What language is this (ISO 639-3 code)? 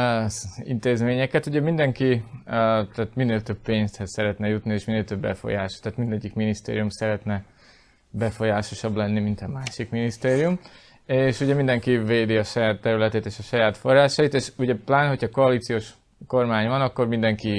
hun